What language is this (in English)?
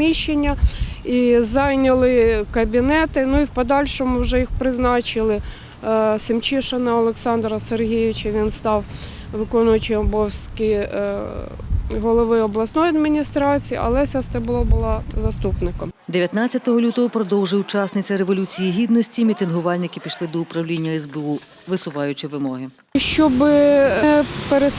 Ukrainian